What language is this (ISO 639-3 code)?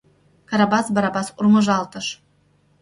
chm